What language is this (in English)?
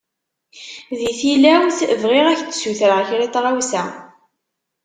Kabyle